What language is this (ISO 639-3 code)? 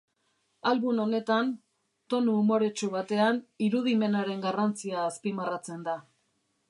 eus